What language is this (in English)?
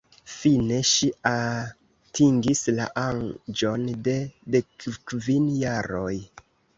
Esperanto